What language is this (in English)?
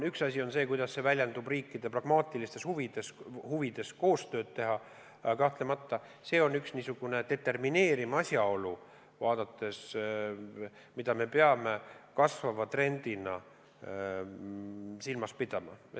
Estonian